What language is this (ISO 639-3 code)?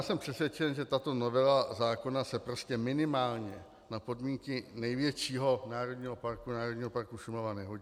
ces